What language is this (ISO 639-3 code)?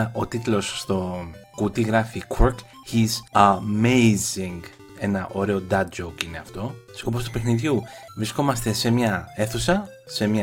ell